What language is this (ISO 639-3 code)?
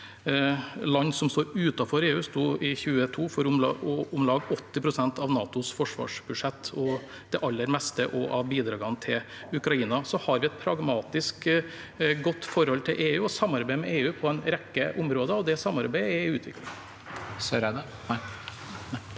nor